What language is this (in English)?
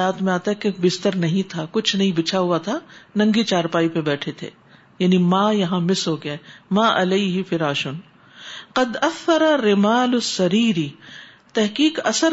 Urdu